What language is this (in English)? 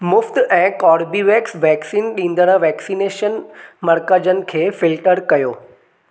Sindhi